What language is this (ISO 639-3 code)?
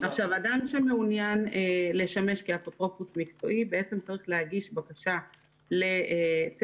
heb